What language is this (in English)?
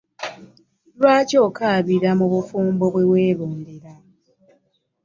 Ganda